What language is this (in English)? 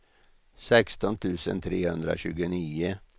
Swedish